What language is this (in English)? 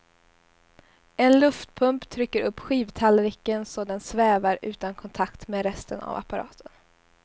Swedish